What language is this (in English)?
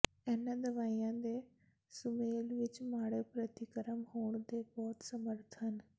Punjabi